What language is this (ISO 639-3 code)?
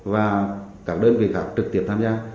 vie